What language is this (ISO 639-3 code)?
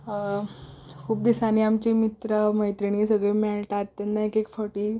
kok